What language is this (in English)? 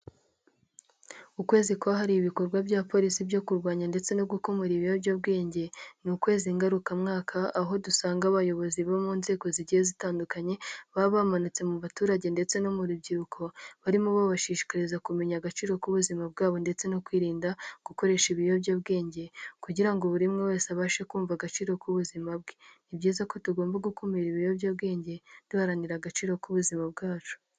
Kinyarwanda